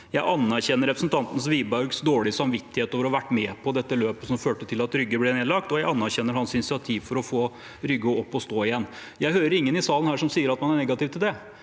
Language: Norwegian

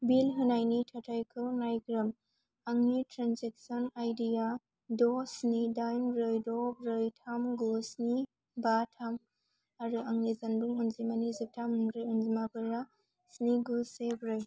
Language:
Bodo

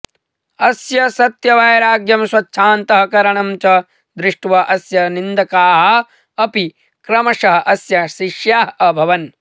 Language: Sanskrit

